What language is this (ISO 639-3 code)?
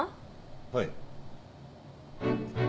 jpn